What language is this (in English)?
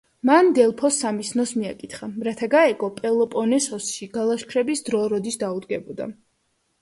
Georgian